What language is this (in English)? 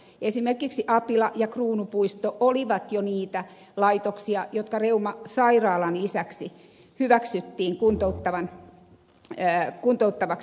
Finnish